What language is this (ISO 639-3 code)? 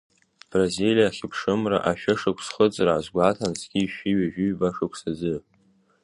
abk